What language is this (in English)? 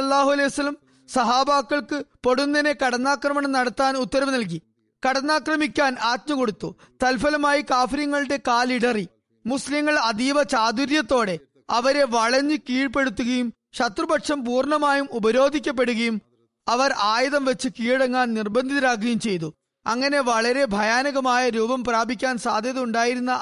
Malayalam